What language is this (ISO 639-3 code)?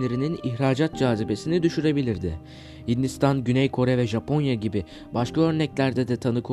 tur